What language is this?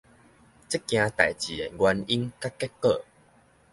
Min Nan Chinese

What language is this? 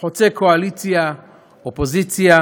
Hebrew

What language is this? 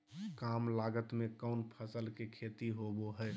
Magahi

